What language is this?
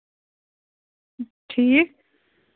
Kashmiri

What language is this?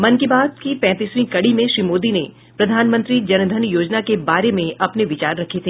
Hindi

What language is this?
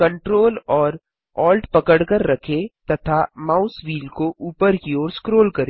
Hindi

